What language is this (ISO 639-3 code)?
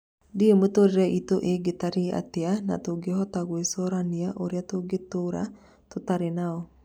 kik